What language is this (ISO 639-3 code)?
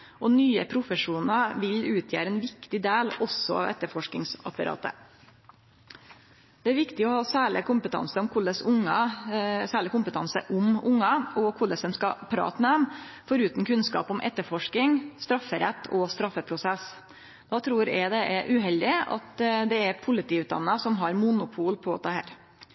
nno